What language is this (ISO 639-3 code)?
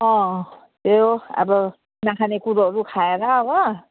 nep